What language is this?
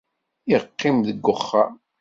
Kabyle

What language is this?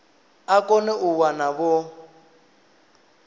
Venda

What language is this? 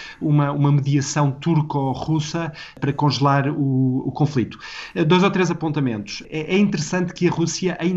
Portuguese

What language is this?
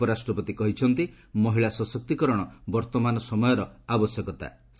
Odia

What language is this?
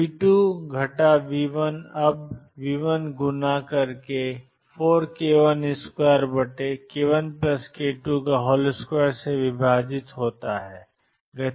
Hindi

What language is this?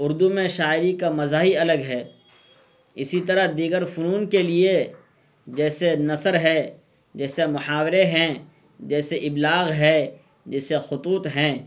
Urdu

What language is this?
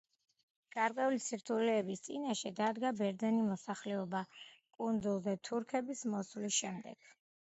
Georgian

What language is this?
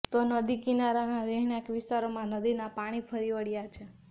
Gujarati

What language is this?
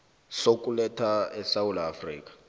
South Ndebele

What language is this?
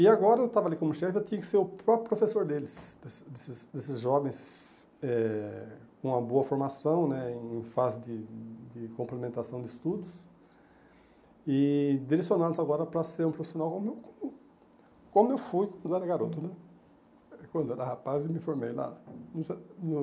Portuguese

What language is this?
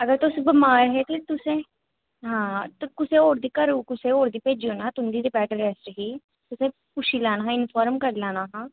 Dogri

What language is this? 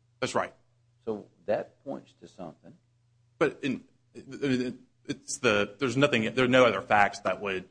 English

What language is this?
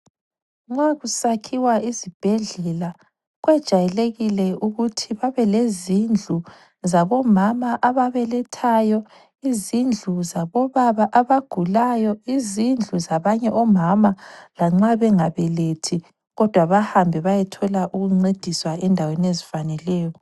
North Ndebele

